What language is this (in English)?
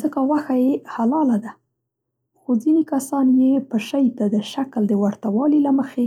Central Pashto